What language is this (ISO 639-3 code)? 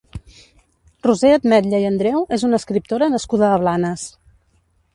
cat